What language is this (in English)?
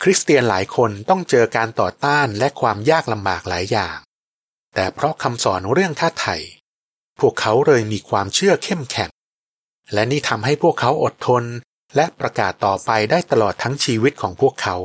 Thai